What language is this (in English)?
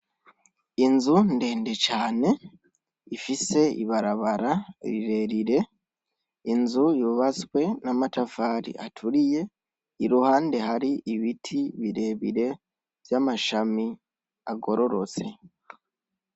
Rundi